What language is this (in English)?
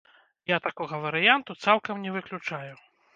Belarusian